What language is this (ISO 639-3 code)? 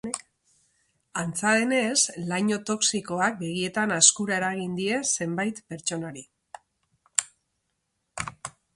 eus